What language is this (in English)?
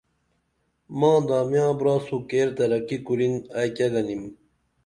Dameli